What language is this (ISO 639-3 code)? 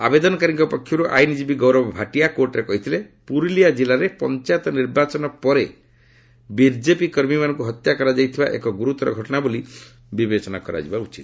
ori